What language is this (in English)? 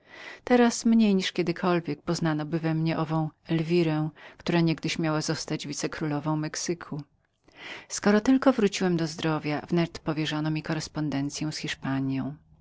Polish